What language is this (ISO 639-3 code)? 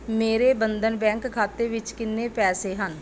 pan